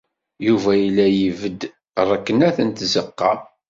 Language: Kabyle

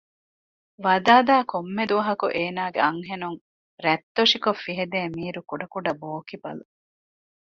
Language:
Divehi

